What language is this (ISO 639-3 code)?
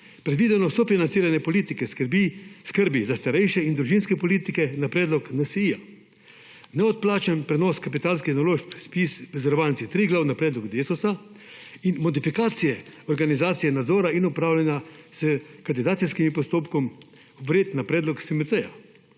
slv